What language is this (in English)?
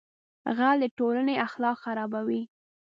Pashto